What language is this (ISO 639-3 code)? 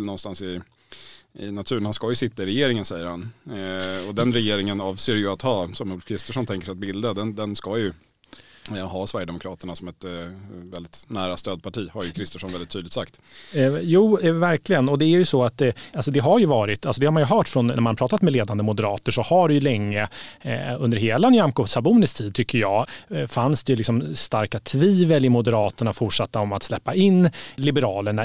swe